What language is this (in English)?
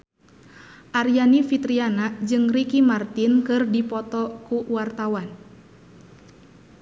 Sundanese